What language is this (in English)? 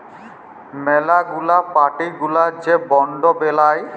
Bangla